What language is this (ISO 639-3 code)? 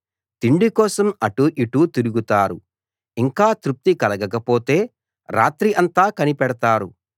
tel